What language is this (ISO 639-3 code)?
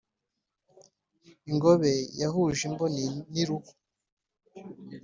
kin